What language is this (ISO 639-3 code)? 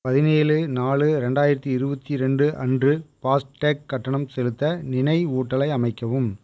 tam